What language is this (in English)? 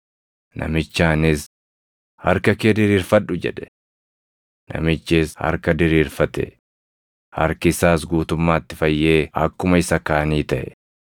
Oromo